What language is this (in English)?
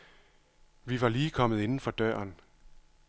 Danish